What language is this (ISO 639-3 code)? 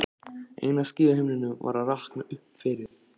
isl